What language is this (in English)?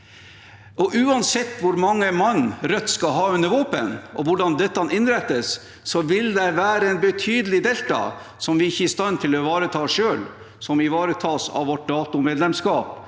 Norwegian